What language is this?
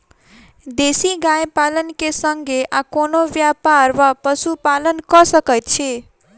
Maithili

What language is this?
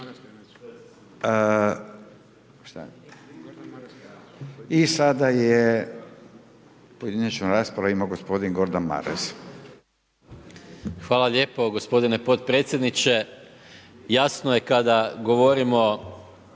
Croatian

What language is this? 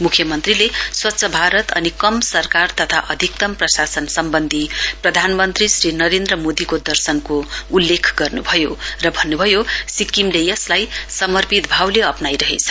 Nepali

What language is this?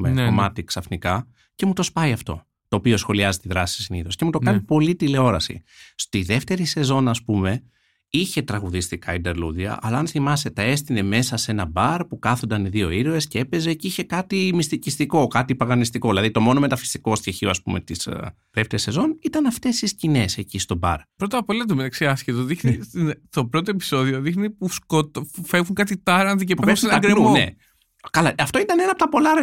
Greek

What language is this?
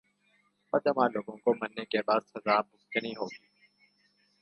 Urdu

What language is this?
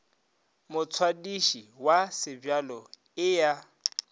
Northern Sotho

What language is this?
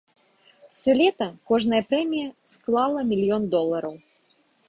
Belarusian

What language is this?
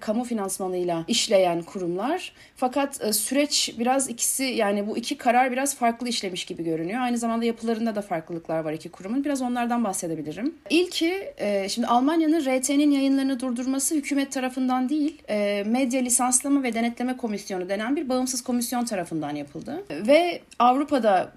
Turkish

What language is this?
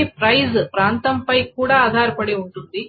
Telugu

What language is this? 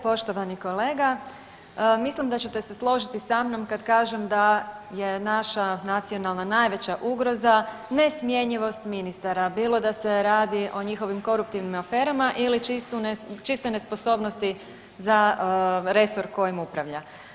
Croatian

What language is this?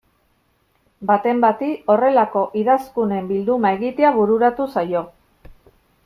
Basque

